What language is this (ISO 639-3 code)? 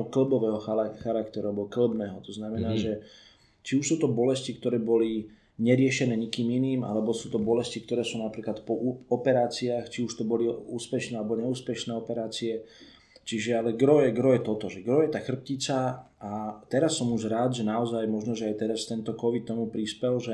slk